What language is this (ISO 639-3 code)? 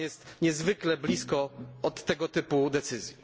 pol